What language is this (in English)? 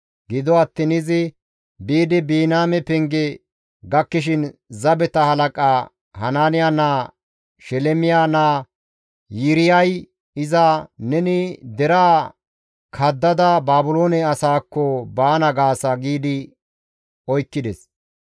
Gamo